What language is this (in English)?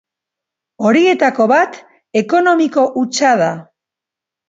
Basque